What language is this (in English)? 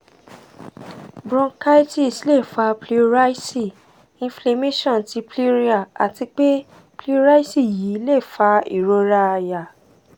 Yoruba